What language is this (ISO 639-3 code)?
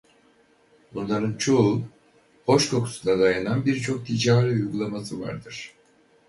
tur